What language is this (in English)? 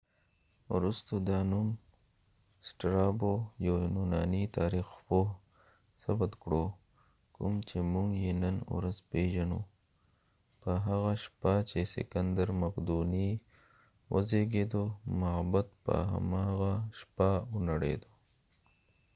Pashto